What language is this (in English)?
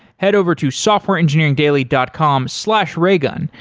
English